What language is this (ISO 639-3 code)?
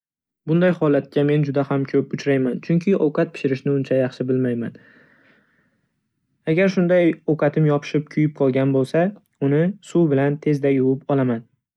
uzb